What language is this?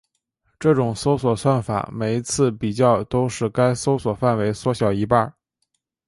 Chinese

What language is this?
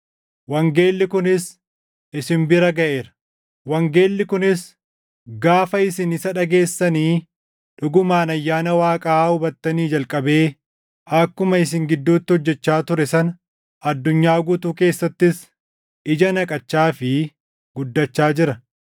Oromo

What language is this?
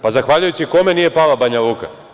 Serbian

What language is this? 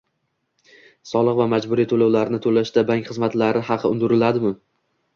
Uzbek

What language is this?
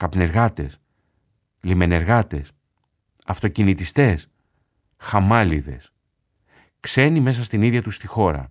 Greek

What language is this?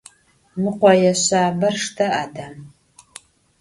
Adyghe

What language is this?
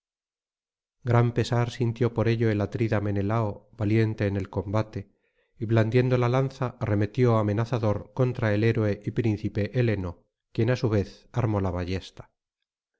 Spanish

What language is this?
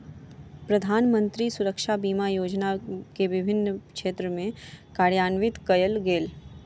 Maithili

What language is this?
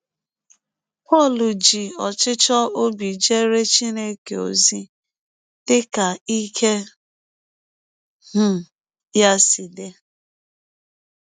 Igbo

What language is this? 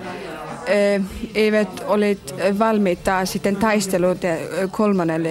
Finnish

